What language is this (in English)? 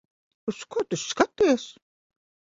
Latvian